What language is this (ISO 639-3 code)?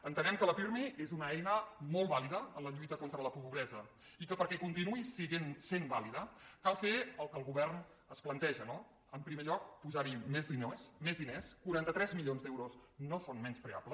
cat